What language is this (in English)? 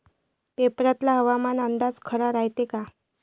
Marathi